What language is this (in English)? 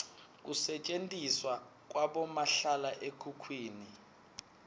Swati